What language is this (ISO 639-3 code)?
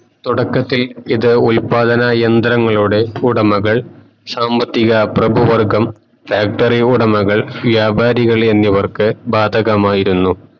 mal